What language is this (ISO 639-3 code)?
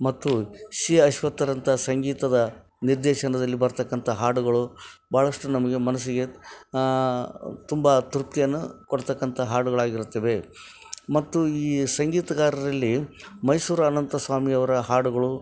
kan